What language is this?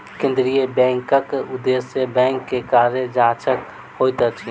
Maithili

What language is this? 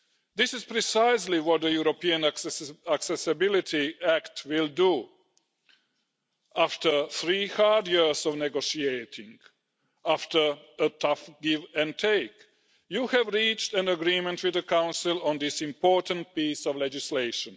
English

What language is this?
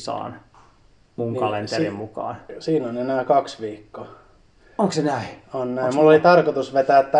Finnish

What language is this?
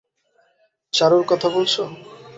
Bangla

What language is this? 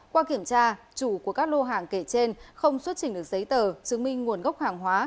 Vietnamese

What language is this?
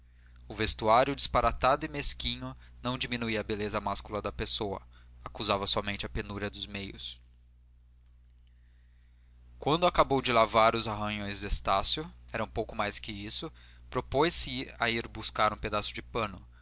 Portuguese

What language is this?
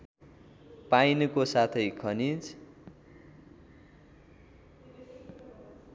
Nepali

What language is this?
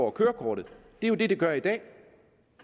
Danish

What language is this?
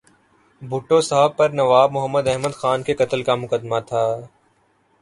Urdu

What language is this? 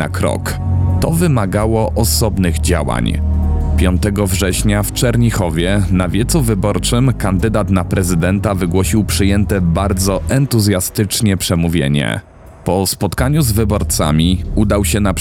Polish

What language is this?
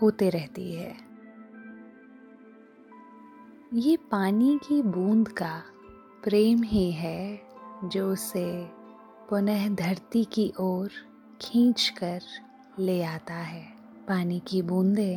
Hindi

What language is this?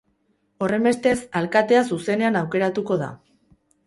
Basque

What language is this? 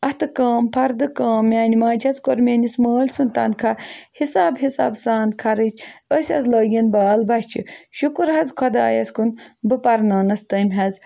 Kashmiri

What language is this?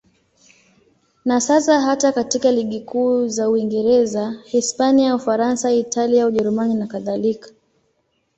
Swahili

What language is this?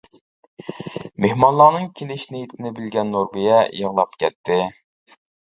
Uyghur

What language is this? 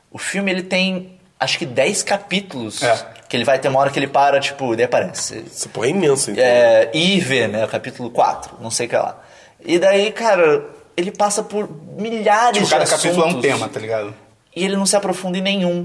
Portuguese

